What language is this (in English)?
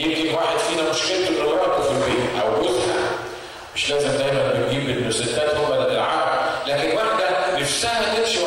Arabic